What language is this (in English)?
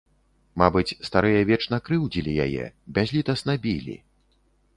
Belarusian